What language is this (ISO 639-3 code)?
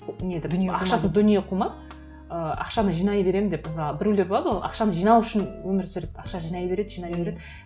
kaz